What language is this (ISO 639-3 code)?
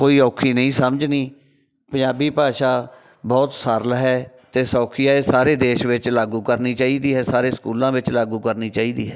pan